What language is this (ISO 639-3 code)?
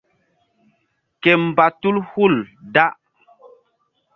mdd